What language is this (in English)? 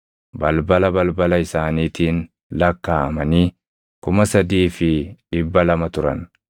Oromo